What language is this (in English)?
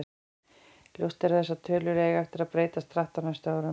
Icelandic